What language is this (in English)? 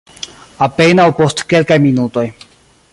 Esperanto